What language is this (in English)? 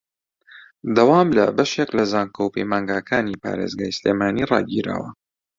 Central Kurdish